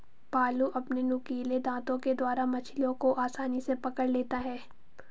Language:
Hindi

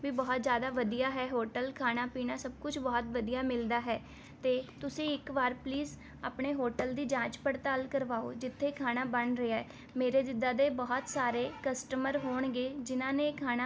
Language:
Punjabi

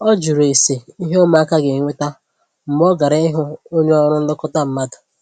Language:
Igbo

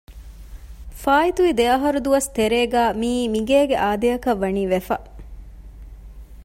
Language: Divehi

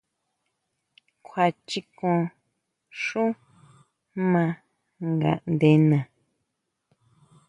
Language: Huautla Mazatec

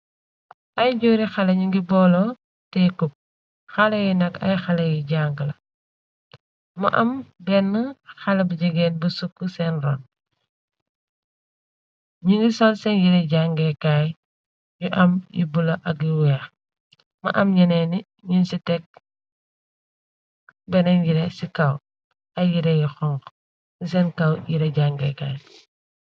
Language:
Wolof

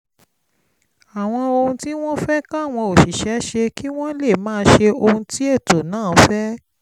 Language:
Yoruba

